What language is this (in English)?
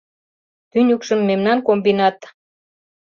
Mari